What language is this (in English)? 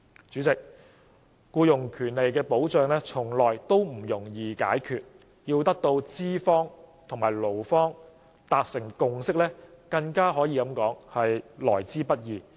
Cantonese